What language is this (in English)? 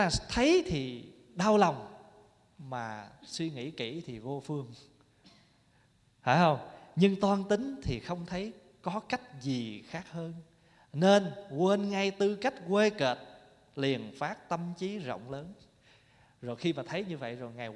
Vietnamese